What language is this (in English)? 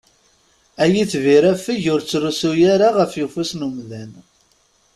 Kabyle